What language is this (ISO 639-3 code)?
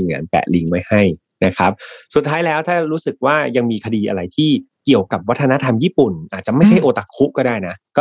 tha